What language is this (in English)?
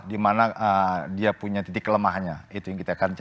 Indonesian